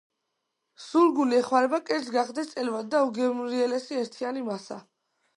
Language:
Georgian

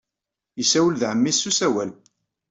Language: Kabyle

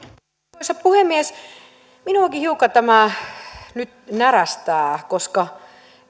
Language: Finnish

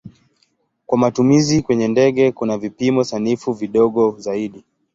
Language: Swahili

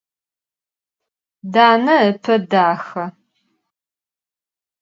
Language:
Adyghe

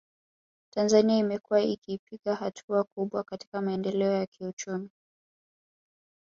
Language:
Swahili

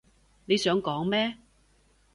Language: Cantonese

